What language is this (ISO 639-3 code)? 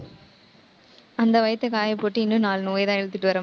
tam